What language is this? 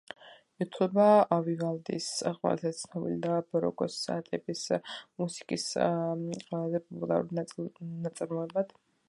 Georgian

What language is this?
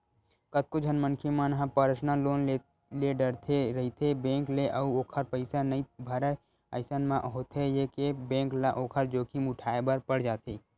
Chhattisgarhi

